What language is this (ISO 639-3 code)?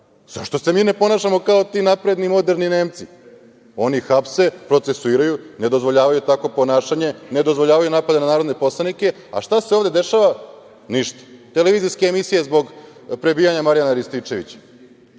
srp